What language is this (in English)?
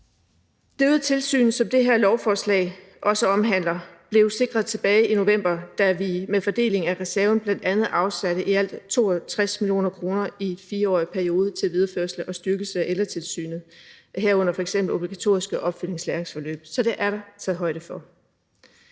Danish